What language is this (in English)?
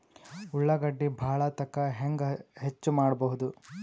Kannada